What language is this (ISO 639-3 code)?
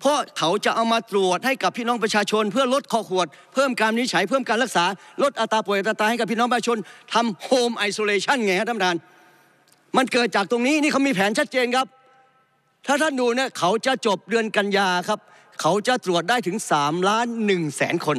tha